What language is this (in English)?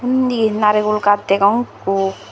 Chakma